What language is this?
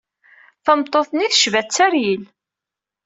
Kabyle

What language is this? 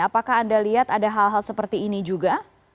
Indonesian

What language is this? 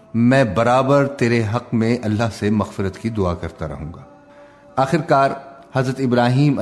Urdu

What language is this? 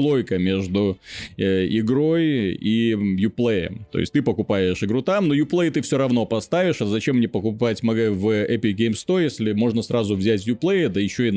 Russian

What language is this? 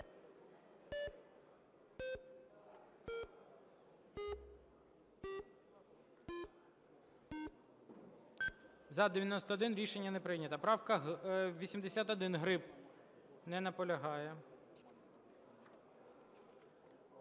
Ukrainian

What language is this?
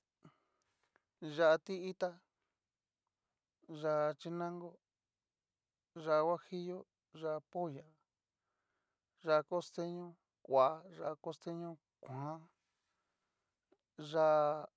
Cacaloxtepec Mixtec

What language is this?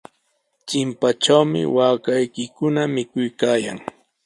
Sihuas Ancash Quechua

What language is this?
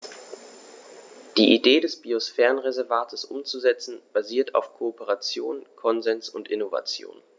German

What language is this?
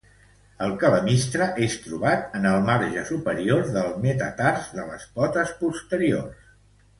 Catalan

